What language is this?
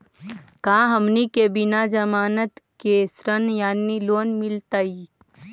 Magahi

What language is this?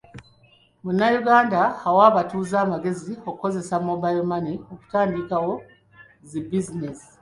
Ganda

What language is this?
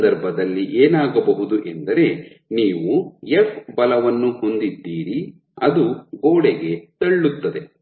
Kannada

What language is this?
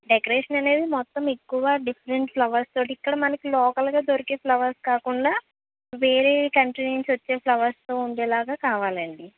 Telugu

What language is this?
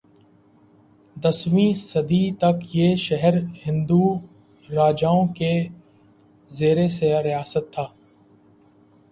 Urdu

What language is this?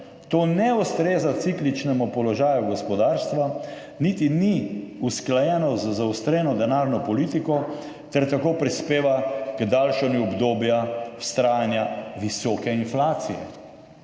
Slovenian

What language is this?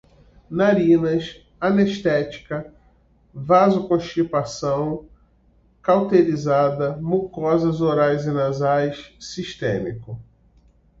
Portuguese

